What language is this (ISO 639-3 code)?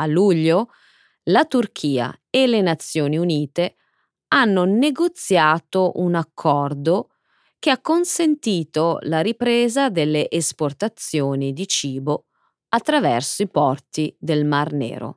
ita